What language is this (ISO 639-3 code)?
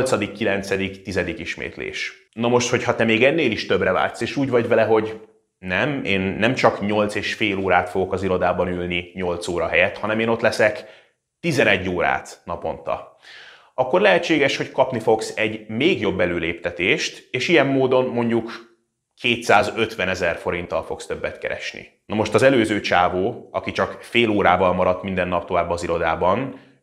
hun